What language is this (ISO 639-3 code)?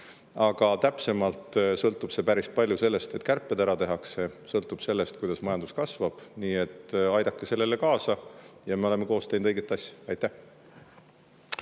est